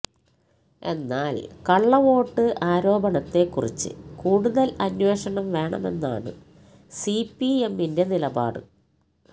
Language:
Malayalam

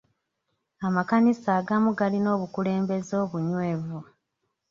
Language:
Ganda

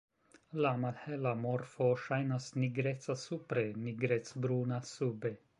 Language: Esperanto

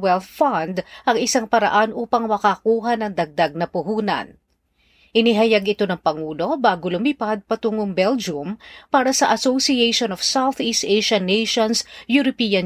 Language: Filipino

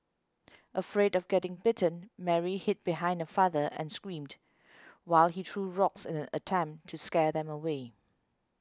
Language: English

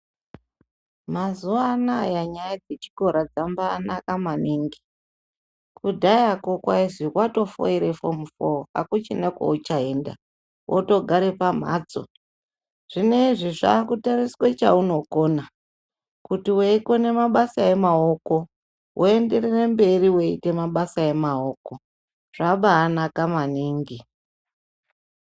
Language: Ndau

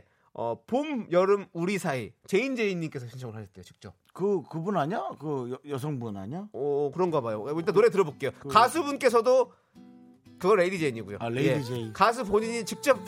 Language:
Korean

